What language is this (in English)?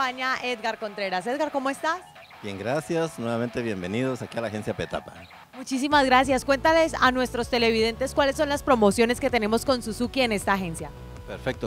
Spanish